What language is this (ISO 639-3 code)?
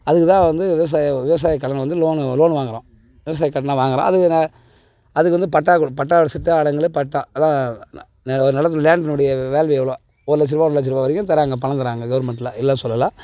tam